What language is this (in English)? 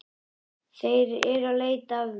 Icelandic